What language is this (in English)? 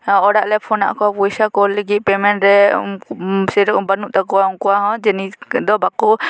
Santali